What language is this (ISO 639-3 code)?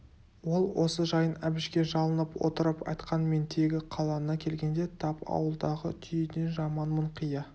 kaz